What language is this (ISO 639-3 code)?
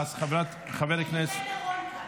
heb